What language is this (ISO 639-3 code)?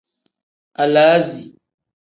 kdh